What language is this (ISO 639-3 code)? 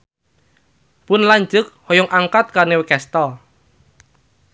sun